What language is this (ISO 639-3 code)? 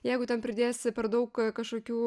lit